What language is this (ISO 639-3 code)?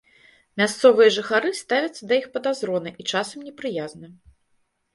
bel